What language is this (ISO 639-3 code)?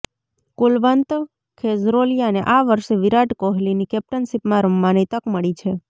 guj